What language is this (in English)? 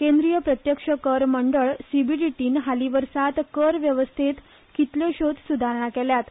Konkani